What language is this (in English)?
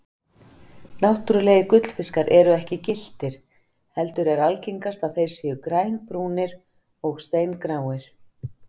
Icelandic